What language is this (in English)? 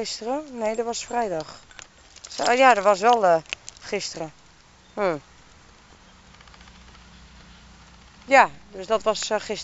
Dutch